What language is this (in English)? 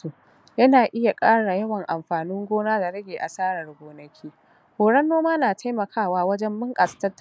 Hausa